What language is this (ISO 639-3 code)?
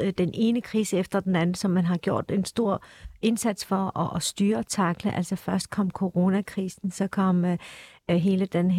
dan